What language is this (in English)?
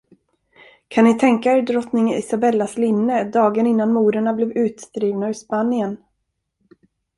Swedish